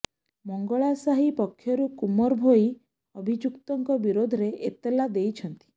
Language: Odia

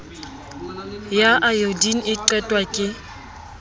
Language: Southern Sotho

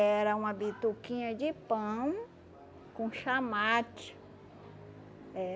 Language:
Portuguese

